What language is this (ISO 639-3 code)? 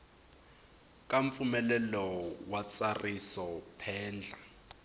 tso